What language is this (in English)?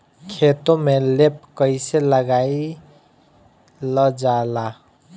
Bhojpuri